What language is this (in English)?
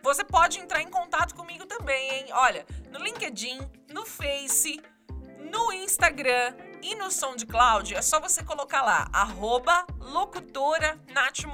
Portuguese